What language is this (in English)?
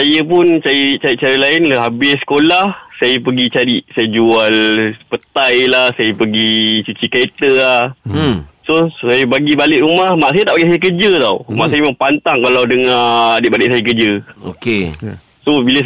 Malay